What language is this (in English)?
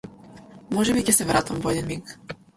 Macedonian